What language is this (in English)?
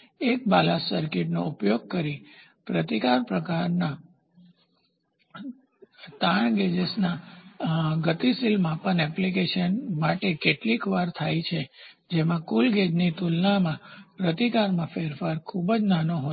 Gujarati